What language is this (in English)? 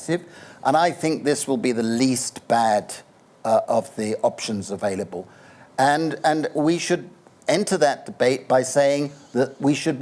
English